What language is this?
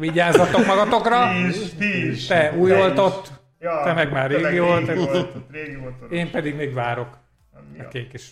Hungarian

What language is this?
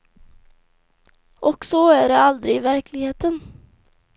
Swedish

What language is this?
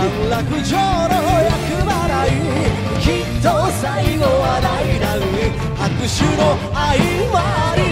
Korean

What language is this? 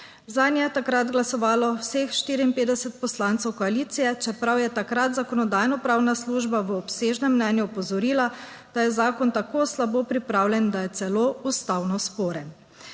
Slovenian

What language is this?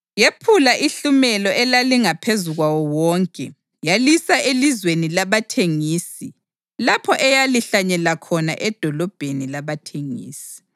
North Ndebele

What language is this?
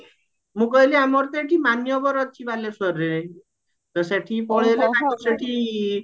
Odia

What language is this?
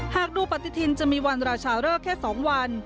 Thai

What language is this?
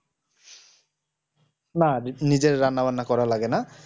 Bangla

